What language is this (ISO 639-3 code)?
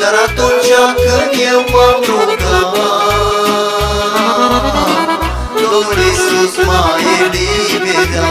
ron